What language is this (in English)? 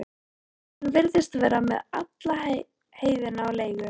Icelandic